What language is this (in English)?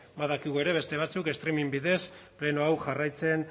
Basque